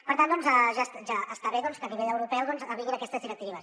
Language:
Catalan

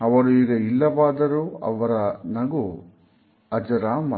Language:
Kannada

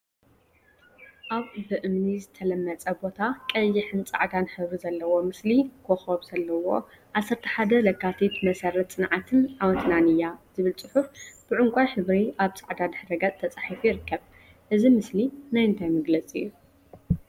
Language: Tigrinya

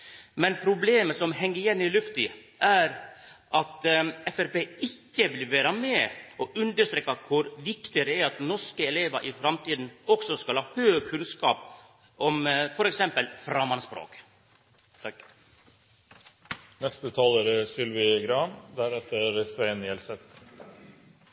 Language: Norwegian Nynorsk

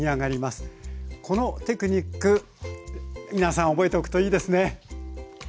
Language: Japanese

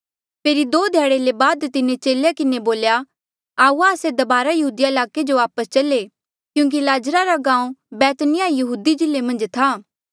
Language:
Mandeali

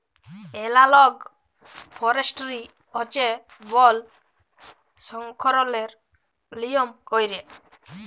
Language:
Bangla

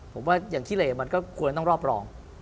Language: Thai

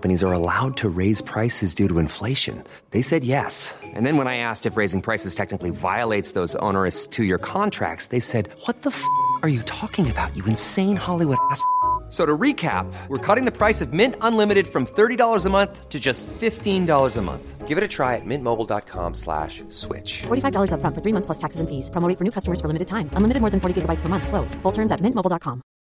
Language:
Filipino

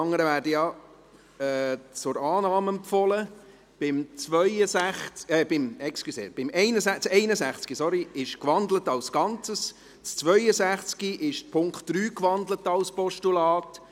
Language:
Swiss German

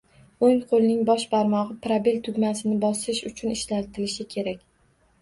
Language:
Uzbek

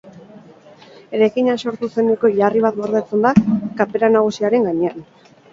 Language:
Basque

